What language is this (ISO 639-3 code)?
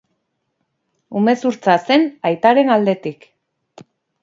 eus